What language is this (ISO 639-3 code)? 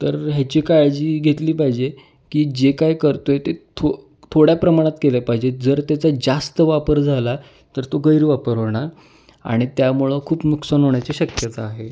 mar